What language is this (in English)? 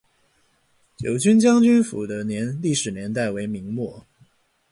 Chinese